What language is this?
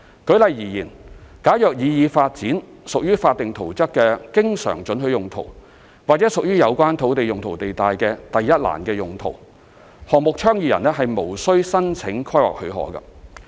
Cantonese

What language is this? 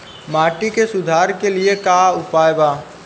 Bhojpuri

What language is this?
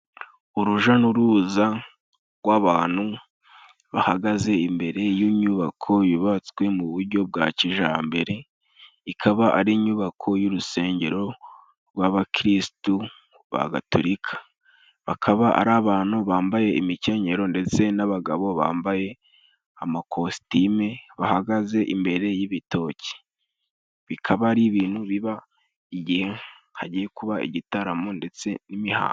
Kinyarwanda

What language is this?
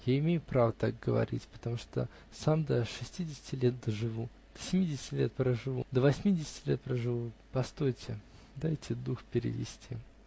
Russian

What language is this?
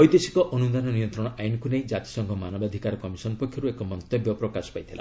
Odia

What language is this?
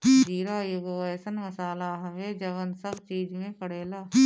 Bhojpuri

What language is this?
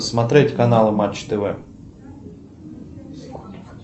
Russian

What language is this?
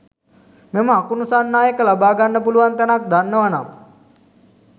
Sinhala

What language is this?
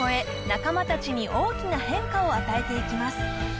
Japanese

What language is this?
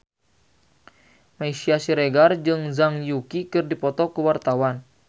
Sundanese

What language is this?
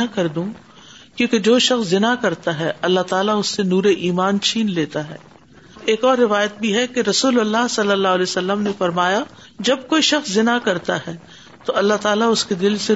Urdu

